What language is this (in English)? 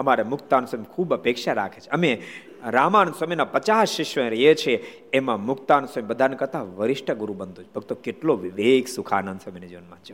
Gujarati